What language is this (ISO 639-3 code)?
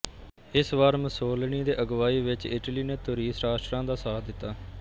pan